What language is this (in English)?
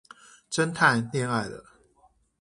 Chinese